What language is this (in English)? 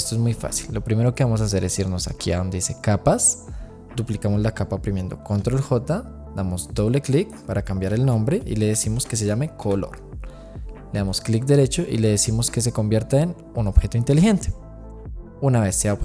Spanish